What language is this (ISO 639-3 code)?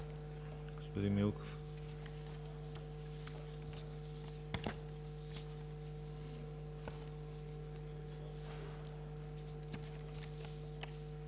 bul